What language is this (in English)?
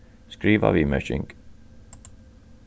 Faroese